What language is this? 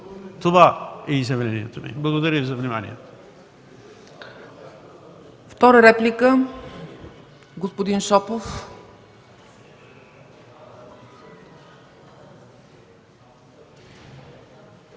Bulgarian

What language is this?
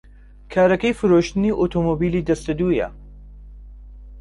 Central Kurdish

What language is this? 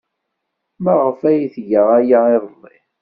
Kabyle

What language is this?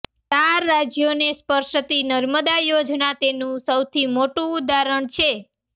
Gujarati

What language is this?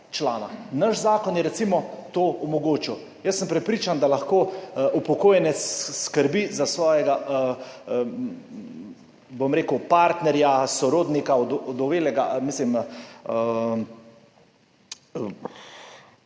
Slovenian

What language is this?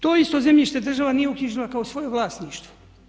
Croatian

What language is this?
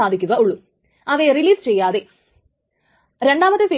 Malayalam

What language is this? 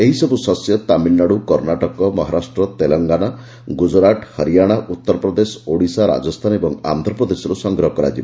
Odia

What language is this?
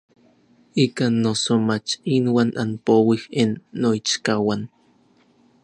Orizaba Nahuatl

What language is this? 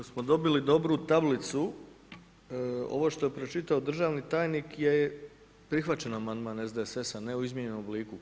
Croatian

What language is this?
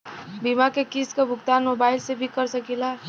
Bhojpuri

